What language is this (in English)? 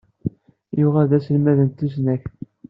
Kabyle